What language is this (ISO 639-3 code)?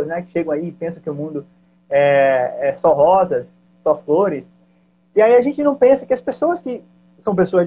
por